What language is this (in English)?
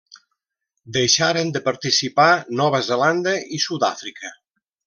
Catalan